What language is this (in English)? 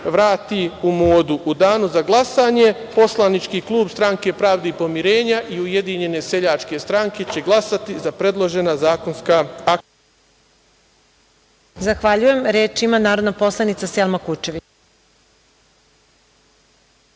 Serbian